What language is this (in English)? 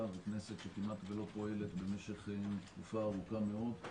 Hebrew